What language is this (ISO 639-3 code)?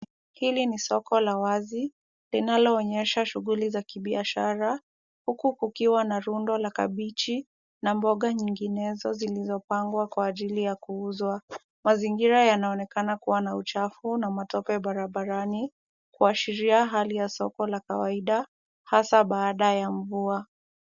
swa